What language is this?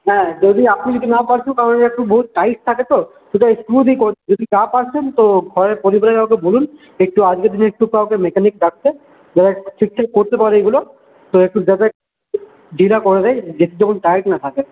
Bangla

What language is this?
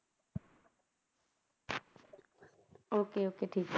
Punjabi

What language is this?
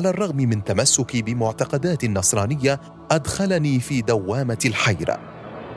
Arabic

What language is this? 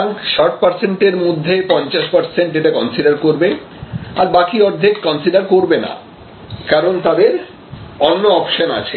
Bangla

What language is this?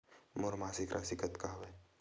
Chhattisgarhi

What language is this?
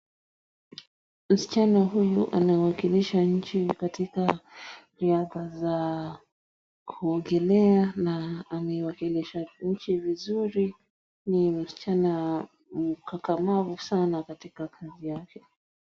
Swahili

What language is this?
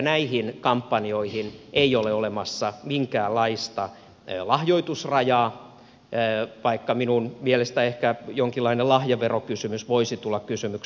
Finnish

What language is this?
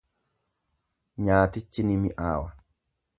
Oromo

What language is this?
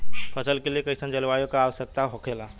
Bhojpuri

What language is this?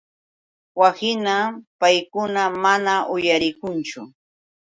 Yauyos Quechua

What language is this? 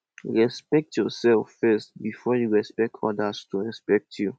Nigerian Pidgin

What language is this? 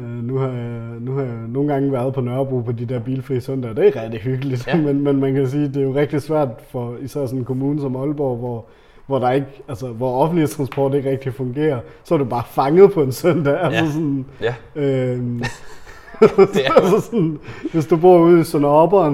Danish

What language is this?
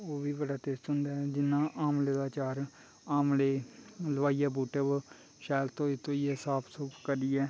Dogri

